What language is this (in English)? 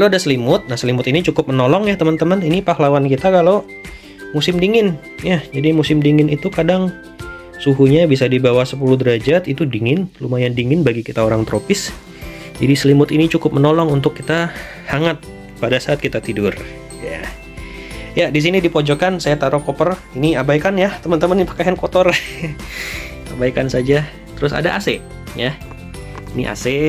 Indonesian